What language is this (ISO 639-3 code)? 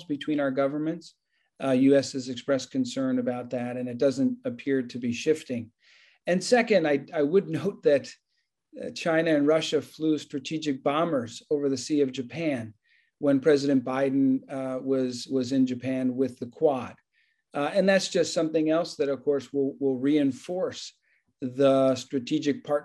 eng